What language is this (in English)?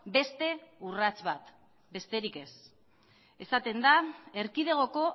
Basque